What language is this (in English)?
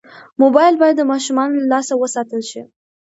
Pashto